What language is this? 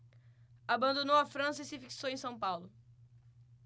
Portuguese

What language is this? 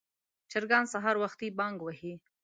Pashto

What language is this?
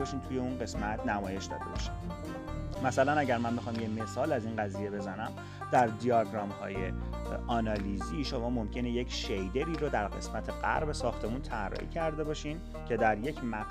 Persian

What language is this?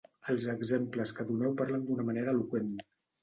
Catalan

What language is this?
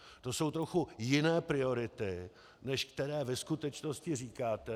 Czech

